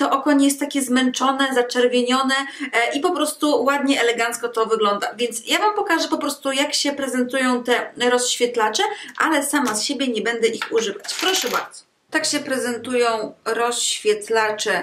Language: Polish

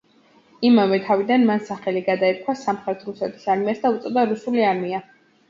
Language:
Georgian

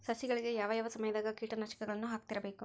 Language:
Kannada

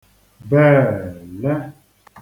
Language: Igbo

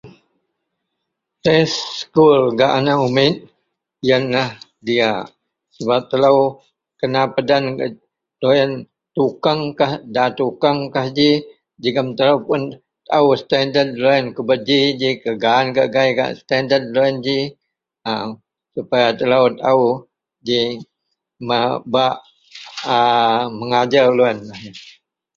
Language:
Central Melanau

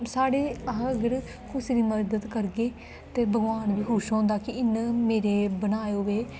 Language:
Dogri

